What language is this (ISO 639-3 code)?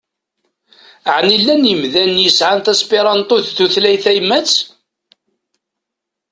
kab